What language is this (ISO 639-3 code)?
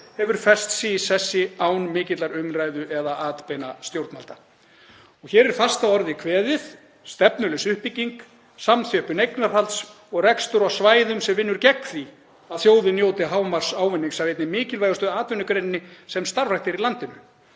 isl